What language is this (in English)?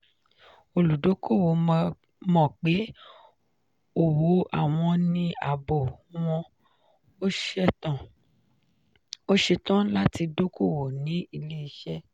Yoruba